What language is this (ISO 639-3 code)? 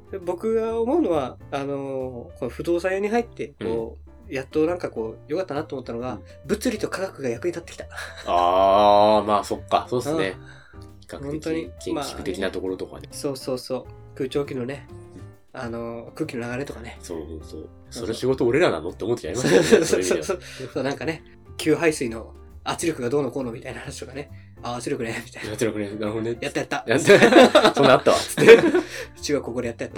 jpn